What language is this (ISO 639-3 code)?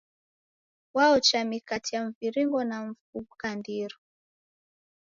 dav